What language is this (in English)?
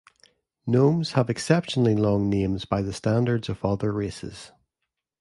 English